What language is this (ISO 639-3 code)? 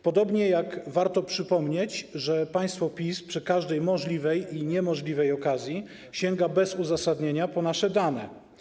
pol